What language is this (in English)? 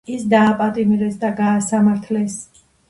Georgian